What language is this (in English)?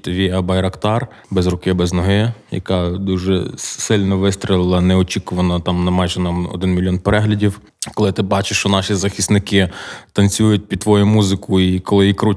Ukrainian